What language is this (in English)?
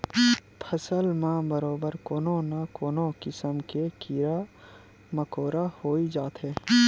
Chhattisgarhi